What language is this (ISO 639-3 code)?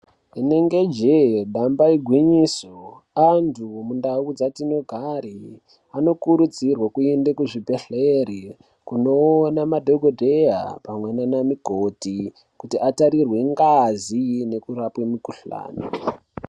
ndc